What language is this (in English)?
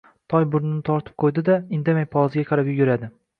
Uzbek